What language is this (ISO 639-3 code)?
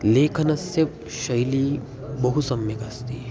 san